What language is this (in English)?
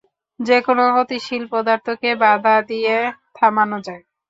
Bangla